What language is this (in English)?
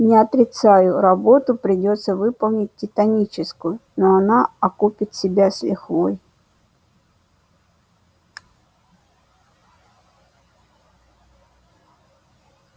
Russian